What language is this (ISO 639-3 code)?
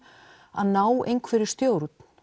isl